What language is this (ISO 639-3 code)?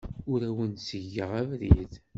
kab